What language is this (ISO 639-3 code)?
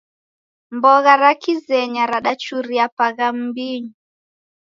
dav